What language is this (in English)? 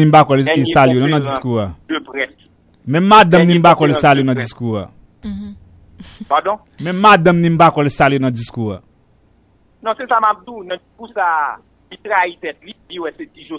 French